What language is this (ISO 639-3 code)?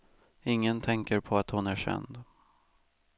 swe